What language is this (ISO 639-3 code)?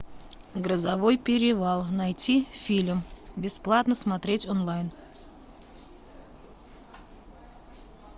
rus